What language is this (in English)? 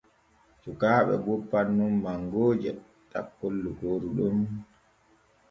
Borgu Fulfulde